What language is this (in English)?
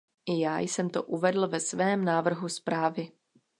Czech